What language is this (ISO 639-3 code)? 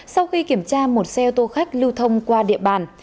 vie